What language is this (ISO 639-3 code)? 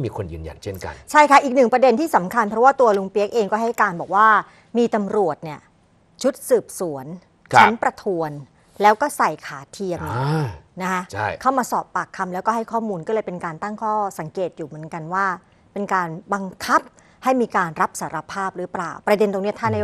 tha